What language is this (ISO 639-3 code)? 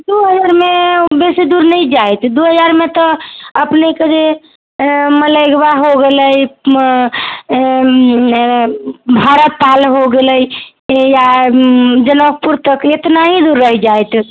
mai